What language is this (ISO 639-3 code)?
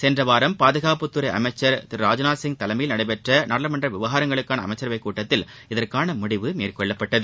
tam